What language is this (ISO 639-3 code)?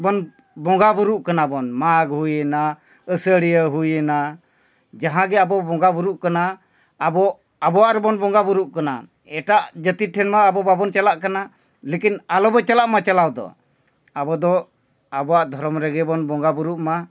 sat